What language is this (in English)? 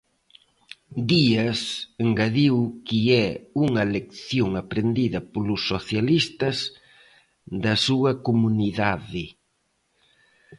Galician